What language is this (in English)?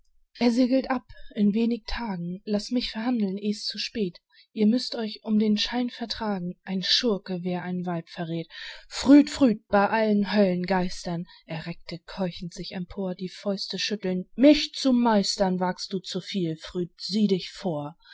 German